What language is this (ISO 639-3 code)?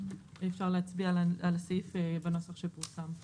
heb